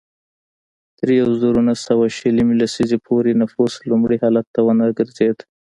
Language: Pashto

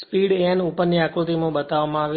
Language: Gujarati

